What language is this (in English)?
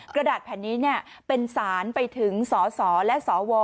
Thai